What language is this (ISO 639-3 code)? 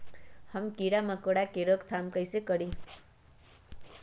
mag